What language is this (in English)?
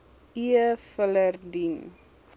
Afrikaans